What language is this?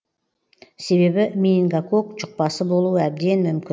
Kazakh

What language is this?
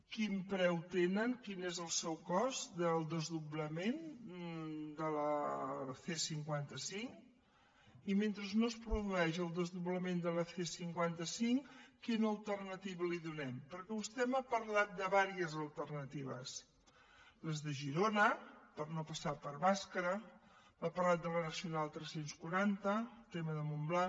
Catalan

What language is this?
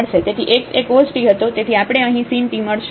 Gujarati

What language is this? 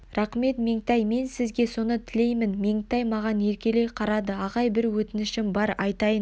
Kazakh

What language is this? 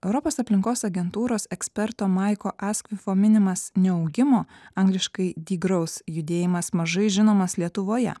Lithuanian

